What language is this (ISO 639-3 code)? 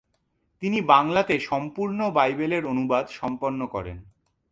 ben